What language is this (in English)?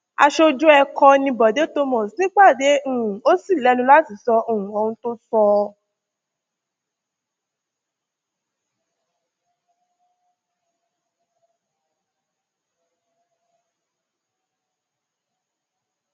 Yoruba